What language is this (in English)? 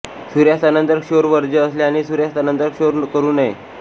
Marathi